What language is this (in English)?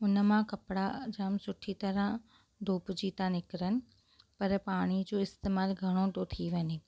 Sindhi